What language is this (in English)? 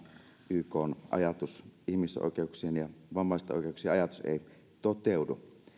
Finnish